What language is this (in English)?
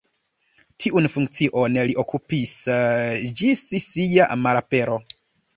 Esperanto